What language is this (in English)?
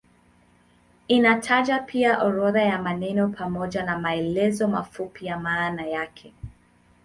Swahili